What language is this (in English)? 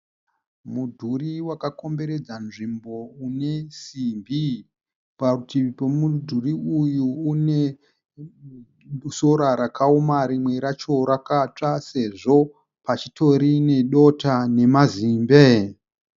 Shona